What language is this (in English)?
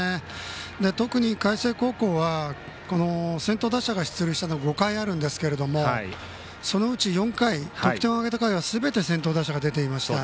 Japanese